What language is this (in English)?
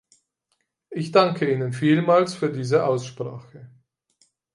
German